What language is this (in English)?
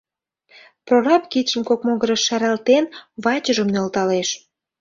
Mari